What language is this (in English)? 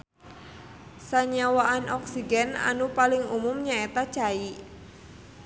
Sundanese